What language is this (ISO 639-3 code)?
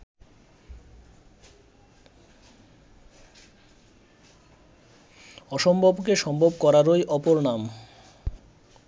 ben